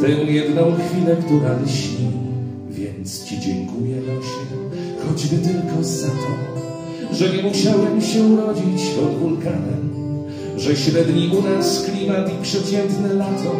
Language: Polish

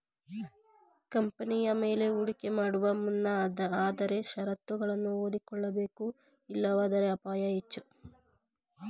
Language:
Kannada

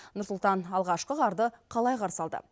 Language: Kazakh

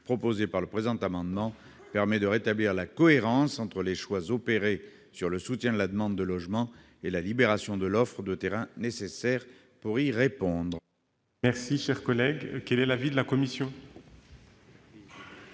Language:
French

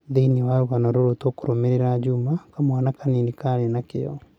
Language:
Kikuyu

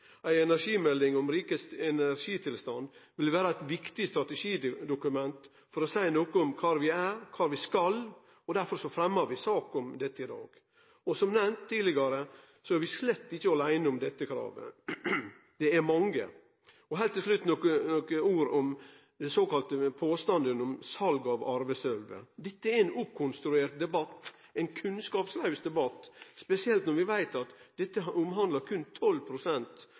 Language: Norwegian Nynorsk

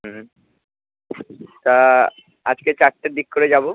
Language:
Bangla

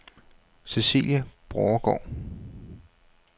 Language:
Danish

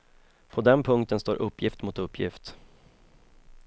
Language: Swedish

